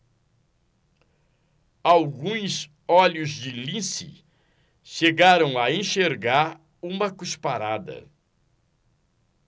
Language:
Portuguese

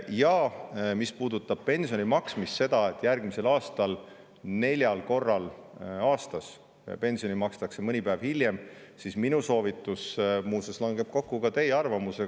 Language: Estonian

